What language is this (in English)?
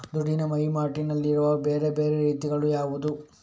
Kannada